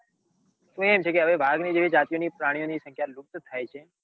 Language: Gujarati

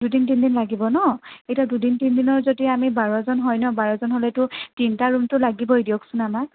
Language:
Assamese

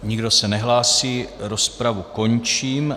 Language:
Czech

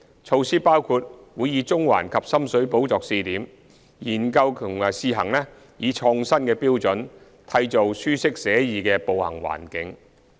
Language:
Cantonese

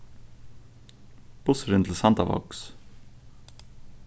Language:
Faroese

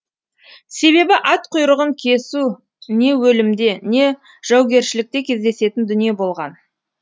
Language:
Kazakh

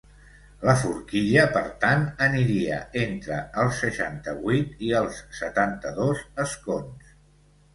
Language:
Catalan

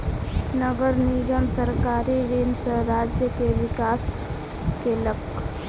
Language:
Maithili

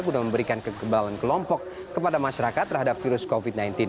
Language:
Indonesian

